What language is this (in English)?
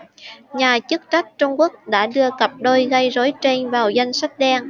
Vietnamese